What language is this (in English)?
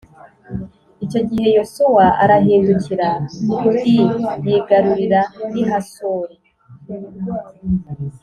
Kinyarwanda